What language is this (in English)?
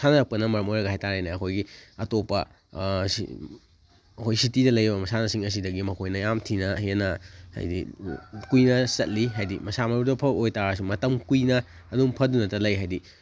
Manipuri